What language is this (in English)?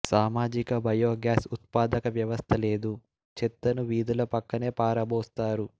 Telugu